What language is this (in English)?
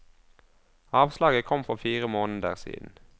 Norwegian